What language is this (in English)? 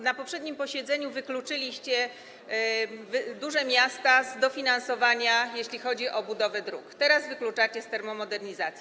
Polish